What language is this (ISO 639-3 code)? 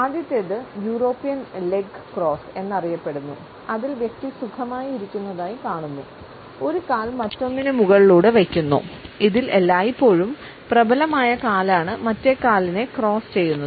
mal